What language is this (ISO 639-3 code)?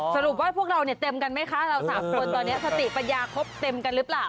tha